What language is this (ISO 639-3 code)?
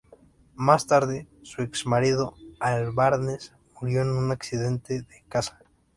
spa